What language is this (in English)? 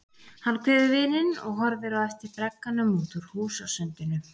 Icelandic